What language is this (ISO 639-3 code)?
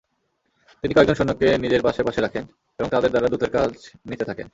ben